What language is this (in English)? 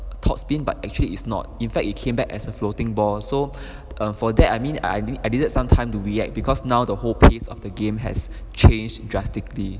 English